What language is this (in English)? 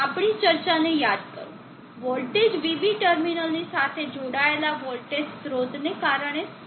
Gujarati